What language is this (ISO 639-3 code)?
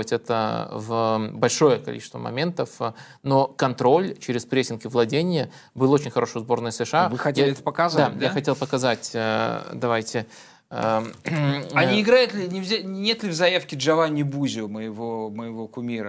rus